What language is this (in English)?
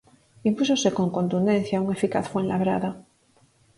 Galician